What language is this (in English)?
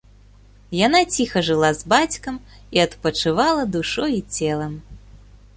Belarusian